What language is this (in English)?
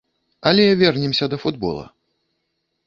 Belarusian